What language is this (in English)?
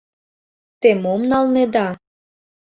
Mari